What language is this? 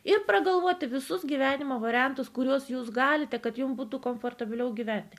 Lithuanian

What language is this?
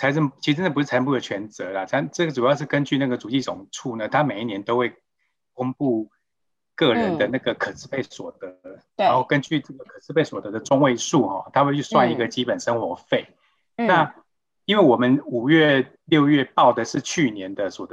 Chinese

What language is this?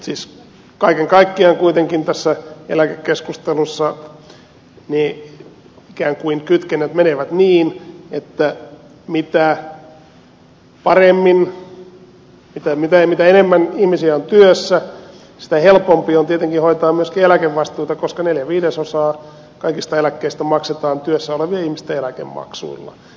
Finnish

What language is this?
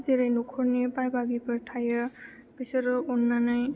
Bodo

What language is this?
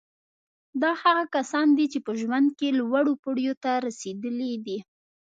Pashto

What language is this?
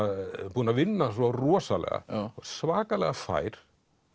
Icelandic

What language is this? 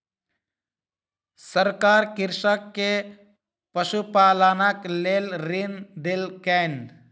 Maithili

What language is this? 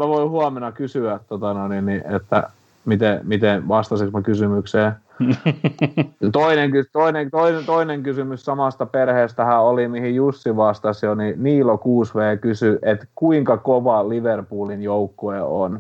Finnish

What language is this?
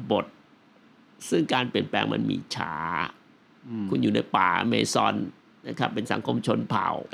Thai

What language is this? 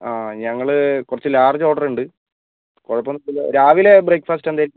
Malayalam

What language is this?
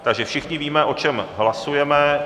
Czech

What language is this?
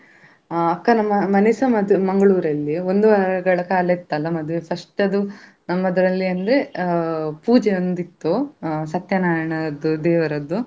Kannada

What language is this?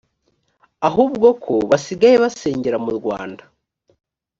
Kinyarwanda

